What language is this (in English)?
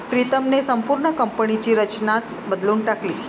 Marathi